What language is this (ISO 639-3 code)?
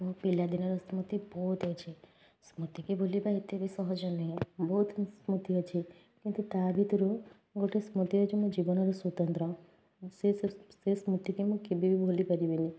ori